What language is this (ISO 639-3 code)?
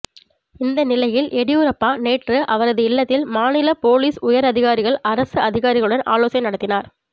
tam